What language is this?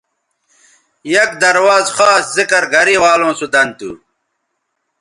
Bateri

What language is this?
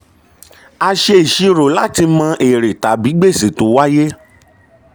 Yoruba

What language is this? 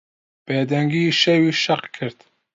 Central Kurdish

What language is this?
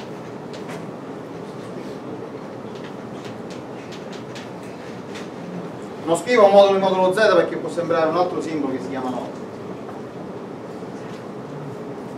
Italian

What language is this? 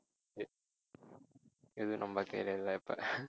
Tamil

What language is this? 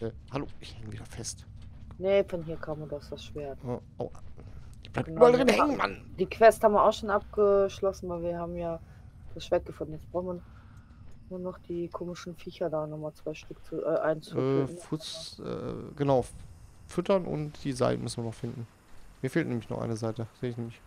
German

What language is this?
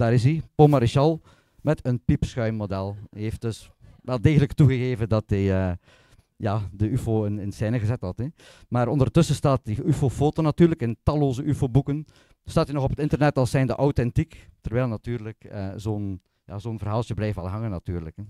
Dutch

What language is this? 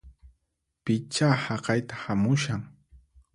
Puno Quechua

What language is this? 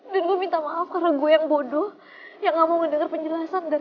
Indonesian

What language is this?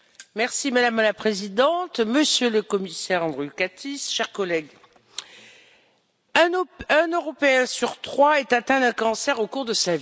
French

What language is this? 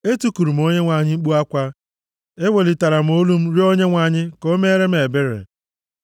Igbo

